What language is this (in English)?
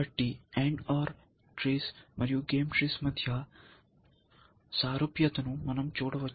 Telugu